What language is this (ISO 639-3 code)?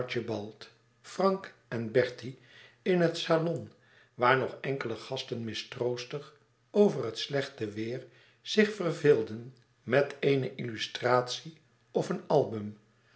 nld